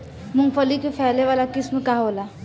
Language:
Bhojpuri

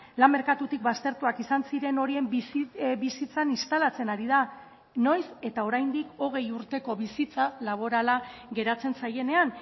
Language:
Basque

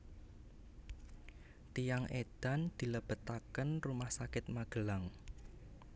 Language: Javanese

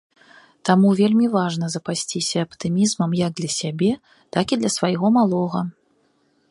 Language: Belarusian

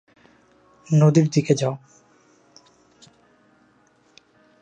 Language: Bangla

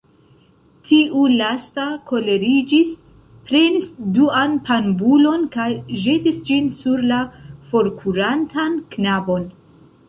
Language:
Esperanto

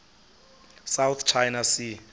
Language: Xhosa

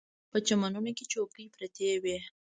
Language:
Pashto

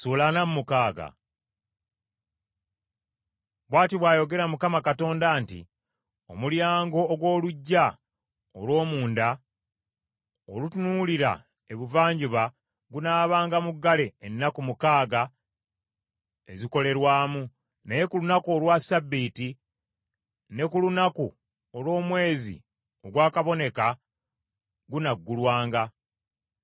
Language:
Ganda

